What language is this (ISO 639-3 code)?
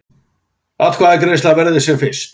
isl